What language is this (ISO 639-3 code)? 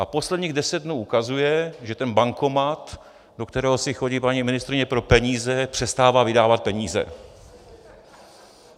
ces